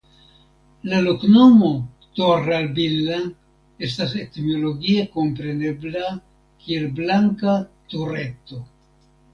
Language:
Esperanto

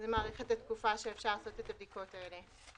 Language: Hebrew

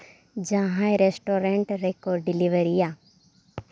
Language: Santali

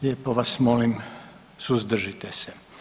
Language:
Croatian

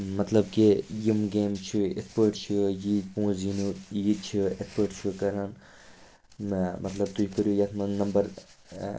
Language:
Kashmiri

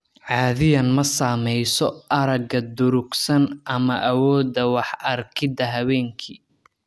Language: Somali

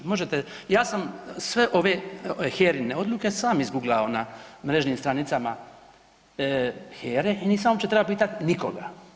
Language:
Croatian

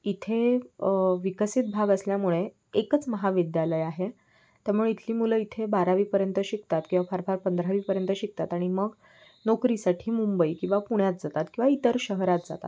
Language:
Marathi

